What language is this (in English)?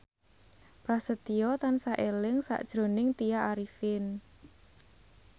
Javanese